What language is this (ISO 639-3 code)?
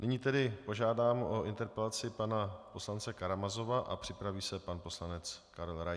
ces